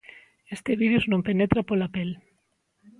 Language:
Galician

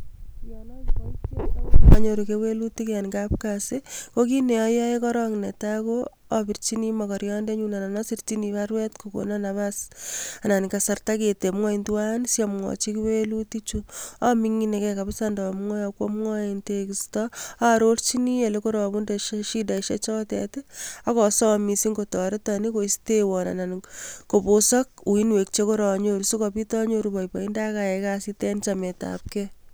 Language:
Kalenjin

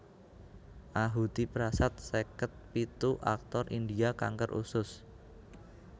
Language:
Javanese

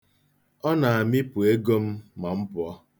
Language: Igbo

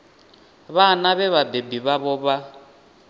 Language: Venda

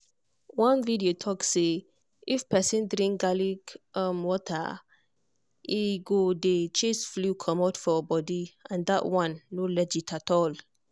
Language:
Nigerian Pidgin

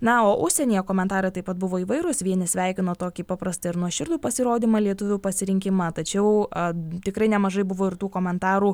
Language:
Lithuanian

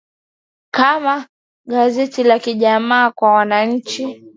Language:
Swahili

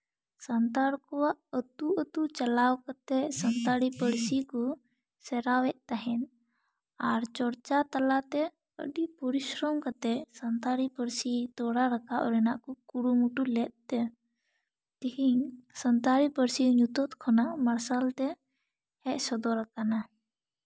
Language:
Santali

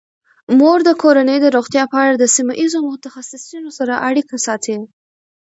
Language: Pashto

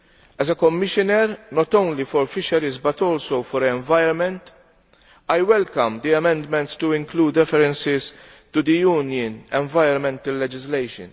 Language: English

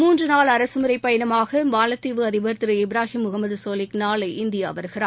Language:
Tamil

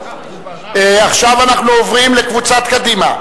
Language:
Hebrew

